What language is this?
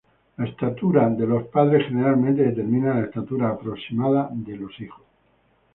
Spanish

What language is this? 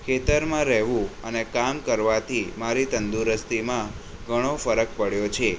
Gujarati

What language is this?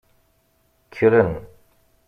Kabyle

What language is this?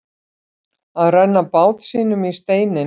Icelandic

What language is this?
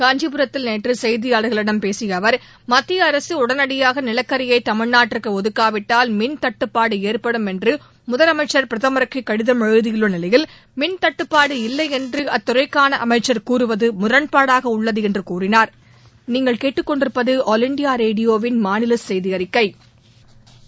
Tamil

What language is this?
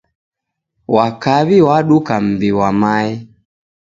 Taita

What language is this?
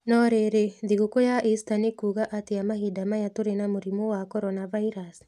Kikuyu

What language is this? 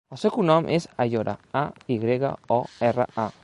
Catalan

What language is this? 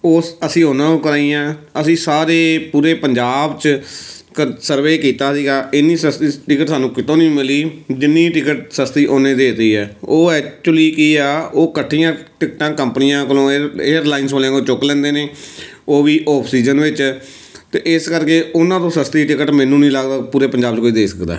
Punjabi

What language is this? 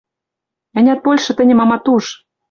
Western Mari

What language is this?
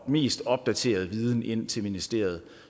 Danish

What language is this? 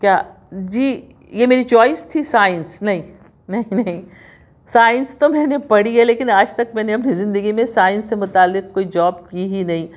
Urdu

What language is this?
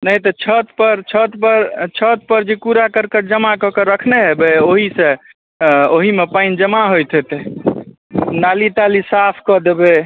Maithili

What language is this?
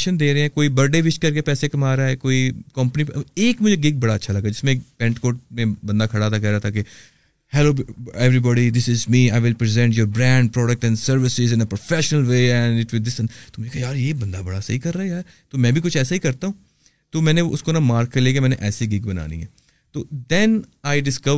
Urdu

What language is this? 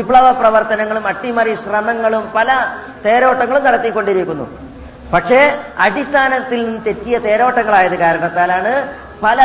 Malayalam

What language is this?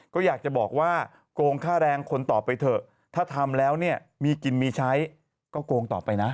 Thai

